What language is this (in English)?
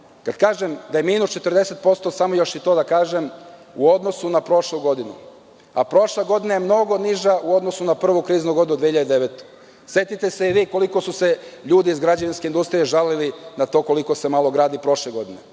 Serbian